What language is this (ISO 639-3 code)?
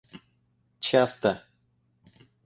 rus